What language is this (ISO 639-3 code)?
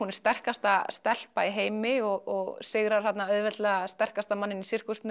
isl